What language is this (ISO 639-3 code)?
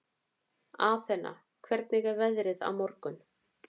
isl